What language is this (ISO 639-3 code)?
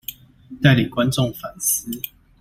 zho